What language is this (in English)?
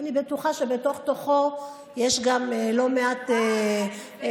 Hebrew